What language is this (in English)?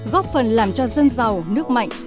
Vietnamese